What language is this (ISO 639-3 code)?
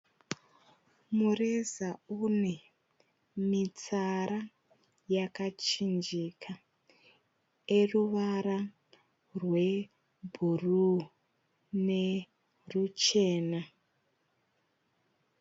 sna